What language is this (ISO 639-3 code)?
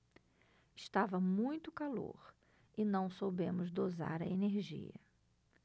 por